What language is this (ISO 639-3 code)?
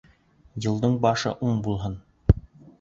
bak